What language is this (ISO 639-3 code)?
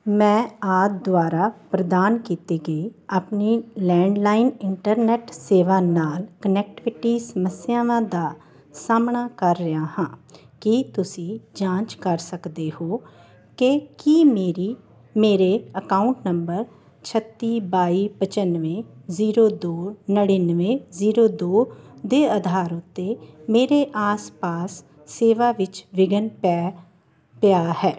pan